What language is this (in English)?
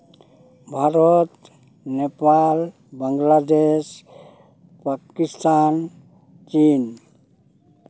Santali